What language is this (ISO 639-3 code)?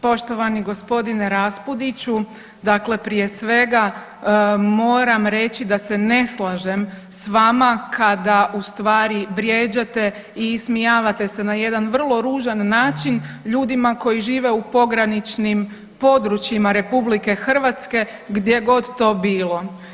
hrv